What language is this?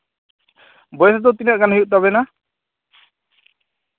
Santali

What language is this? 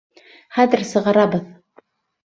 Bashkir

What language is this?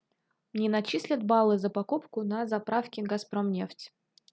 Russian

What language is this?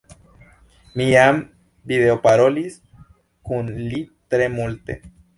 Esperanto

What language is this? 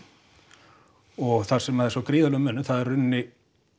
Icelandic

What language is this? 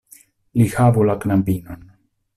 Esperanto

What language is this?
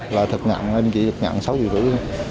Vietnamese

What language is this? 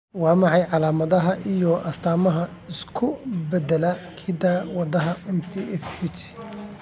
Somali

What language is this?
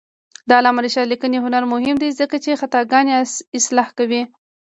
Pashto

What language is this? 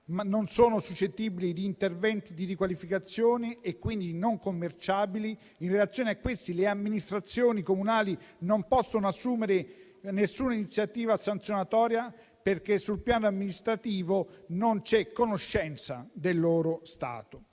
Italian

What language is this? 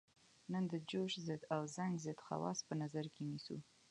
Pashto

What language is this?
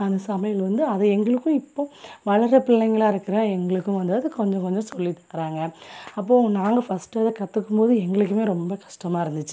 Tamil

